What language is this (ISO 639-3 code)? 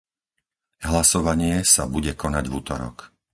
slk